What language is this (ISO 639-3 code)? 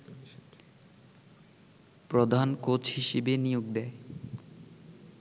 ben